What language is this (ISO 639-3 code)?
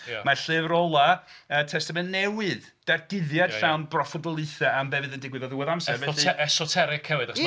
cym